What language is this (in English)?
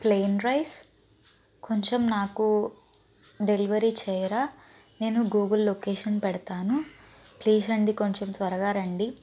Telugu